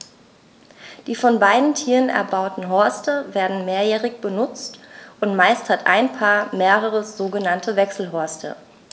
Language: German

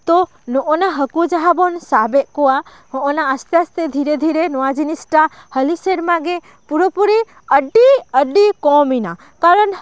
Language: Santali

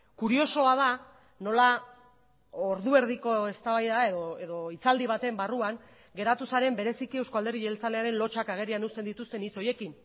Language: Basque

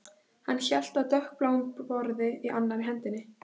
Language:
Icelandic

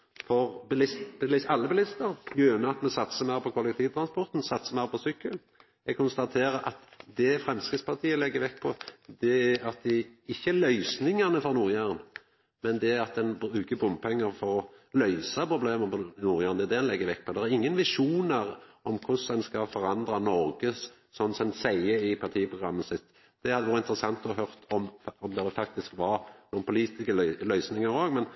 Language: Norwegian Nynorsk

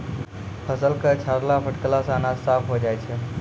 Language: Maithili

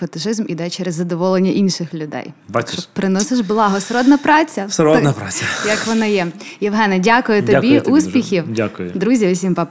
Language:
Ukrainian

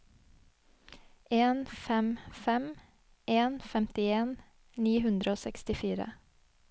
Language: Norwegian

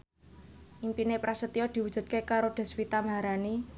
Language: Javanese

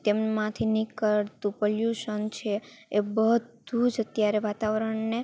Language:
Gujarati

